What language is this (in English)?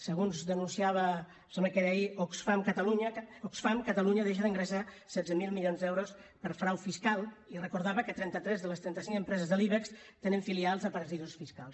Catalan